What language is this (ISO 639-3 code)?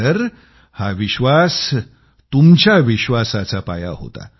mar